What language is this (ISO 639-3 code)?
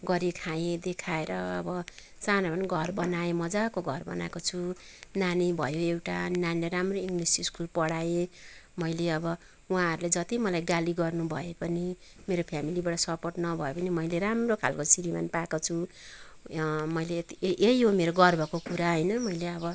nep